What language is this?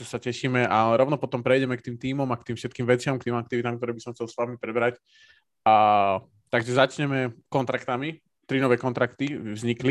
Slovak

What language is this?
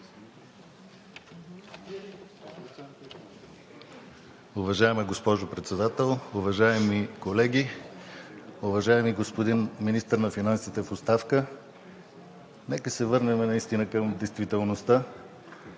Bulgarian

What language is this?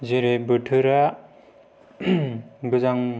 Bodo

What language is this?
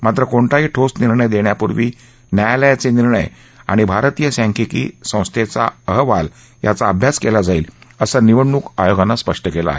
Marathi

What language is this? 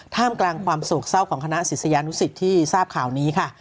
Thai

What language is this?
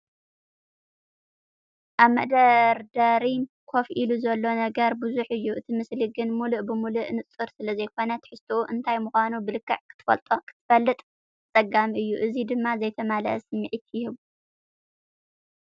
Tigrinya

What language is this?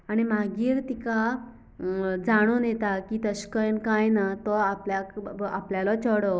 Konkani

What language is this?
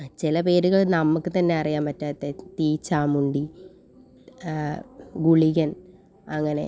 Malayalam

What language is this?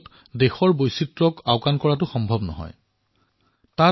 Assamese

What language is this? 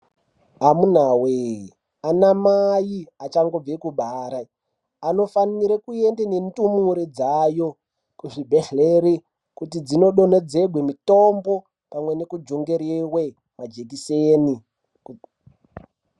Ndau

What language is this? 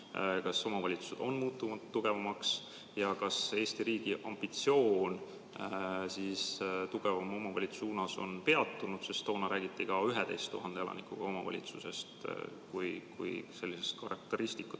Estonian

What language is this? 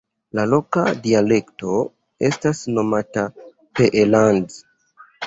Esperanto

